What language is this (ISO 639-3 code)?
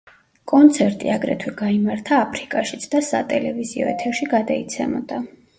kat